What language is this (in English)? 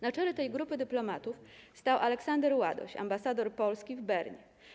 Polish